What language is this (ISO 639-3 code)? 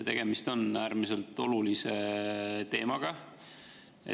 est